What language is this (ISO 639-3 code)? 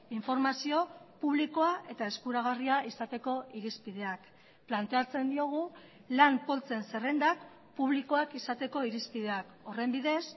eus